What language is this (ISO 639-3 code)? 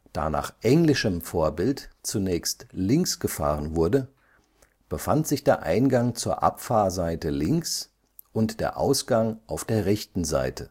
deu